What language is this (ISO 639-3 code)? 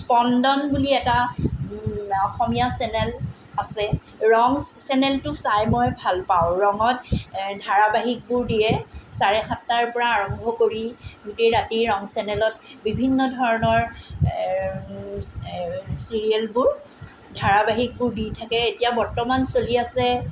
asm